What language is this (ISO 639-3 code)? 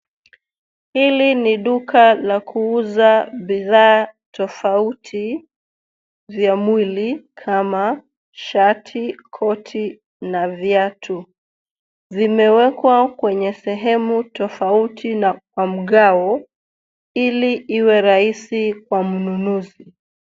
swa